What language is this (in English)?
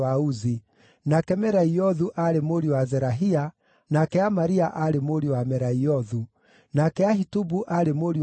Kikuyu